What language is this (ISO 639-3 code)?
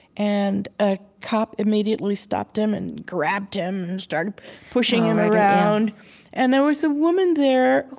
eng